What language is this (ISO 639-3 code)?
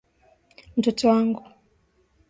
swa